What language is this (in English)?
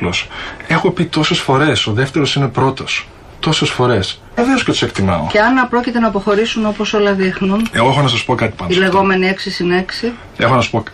Greek